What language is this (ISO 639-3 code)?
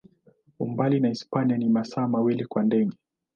swa